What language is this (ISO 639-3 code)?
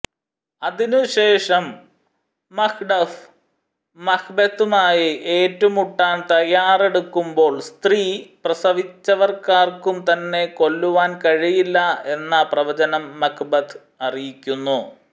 mal